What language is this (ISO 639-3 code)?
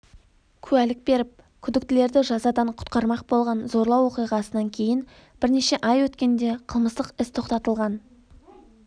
kaz